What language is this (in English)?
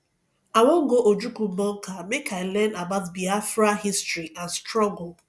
Nigerian Pidgin